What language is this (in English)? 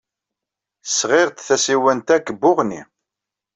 Kabyle